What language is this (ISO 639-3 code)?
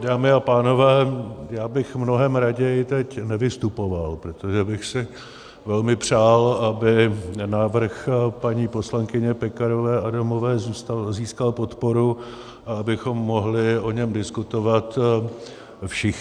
ces